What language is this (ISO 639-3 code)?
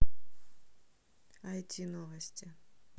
rus